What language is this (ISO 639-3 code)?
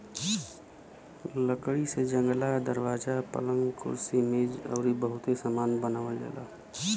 bho